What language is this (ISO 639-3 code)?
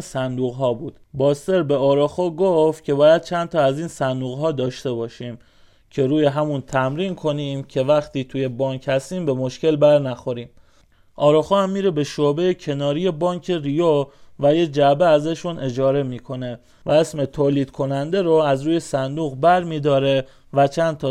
fas